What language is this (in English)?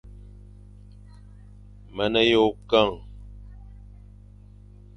Fang